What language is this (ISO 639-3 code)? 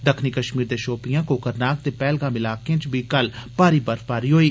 doi